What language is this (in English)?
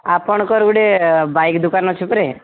Odia